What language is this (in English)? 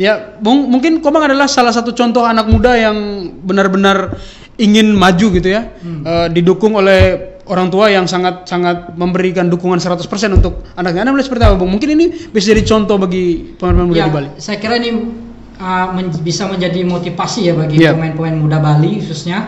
Indonesian